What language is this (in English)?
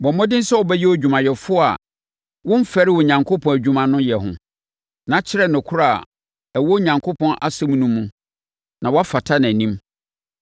Akan